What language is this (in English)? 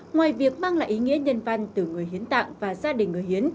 Vietnamese